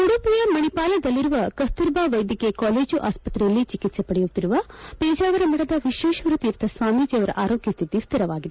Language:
Kannada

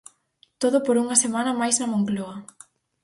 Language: Galician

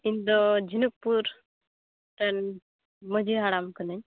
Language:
Santali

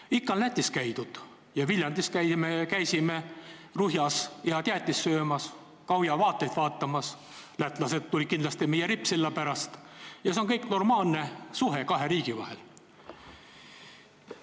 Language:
Estonian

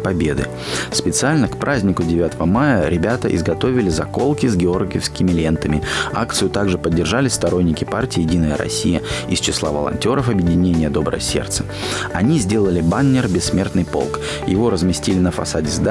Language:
Russian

